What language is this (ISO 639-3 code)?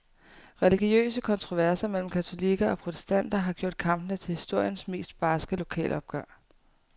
dan